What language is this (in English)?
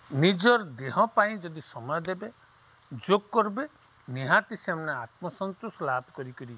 Odia